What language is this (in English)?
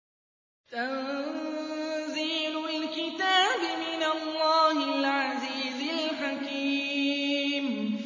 Arabic